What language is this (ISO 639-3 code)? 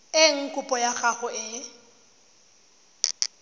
tsn